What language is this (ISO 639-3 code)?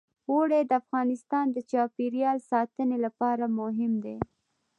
pus